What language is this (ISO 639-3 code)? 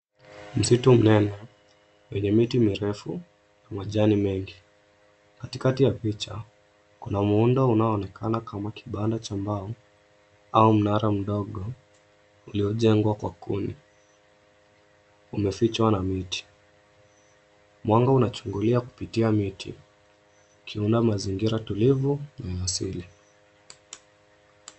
swa